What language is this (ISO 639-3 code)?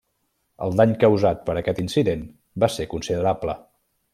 cat